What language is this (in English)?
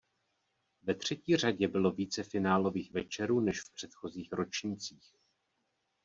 Czech